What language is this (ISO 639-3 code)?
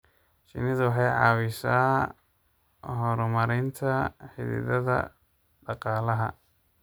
som